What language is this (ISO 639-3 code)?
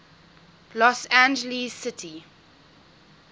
eng